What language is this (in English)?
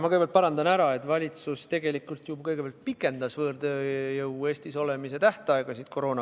Estonian